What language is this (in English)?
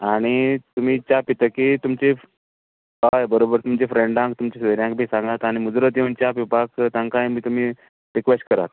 Konkani